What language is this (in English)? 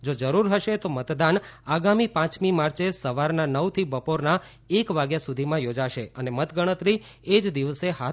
Gujarati